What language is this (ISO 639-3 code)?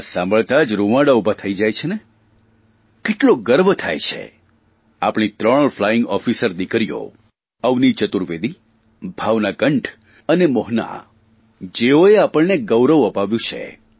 guj